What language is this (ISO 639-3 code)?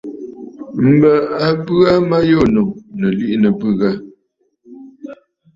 bfd